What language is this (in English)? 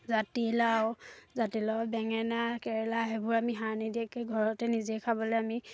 Assamese